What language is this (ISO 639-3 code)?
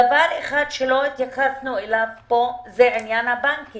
heb